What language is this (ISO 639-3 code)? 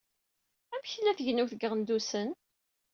kab